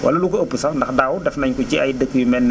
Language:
Wolof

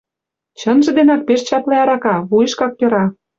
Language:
Mari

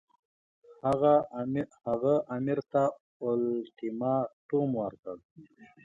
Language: Pashto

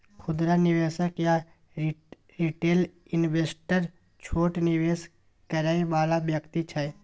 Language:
Maithili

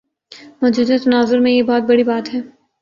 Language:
Urdu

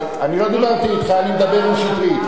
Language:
Hebrew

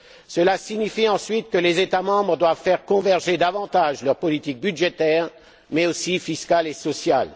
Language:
French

